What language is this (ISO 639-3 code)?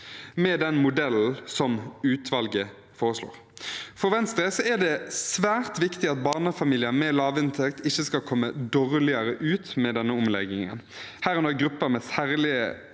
nor